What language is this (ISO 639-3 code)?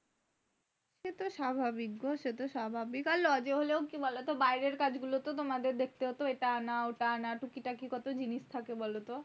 ben